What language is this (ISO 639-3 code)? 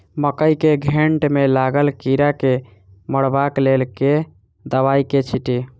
mai